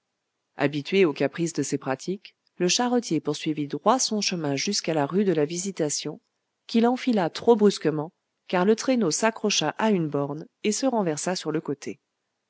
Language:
French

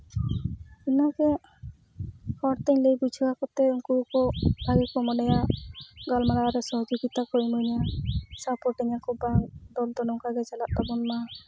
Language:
Santali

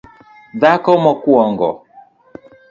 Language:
Luo (Kenya and Tanzania)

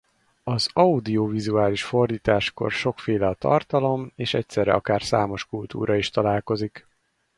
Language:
Hungarian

